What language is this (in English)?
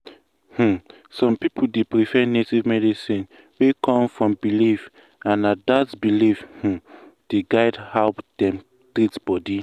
Nigerian Pidgin